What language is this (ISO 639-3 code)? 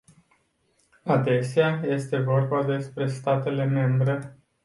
ron